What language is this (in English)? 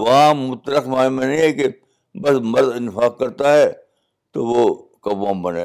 Urdu